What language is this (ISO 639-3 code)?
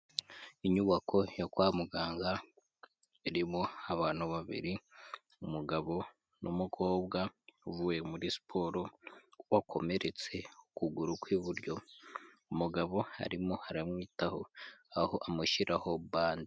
kin